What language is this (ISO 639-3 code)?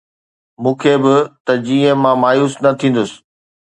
snd